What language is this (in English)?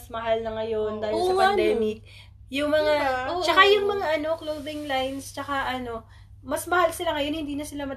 Filipino